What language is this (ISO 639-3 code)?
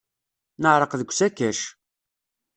kab